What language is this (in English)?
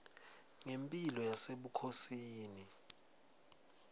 Swati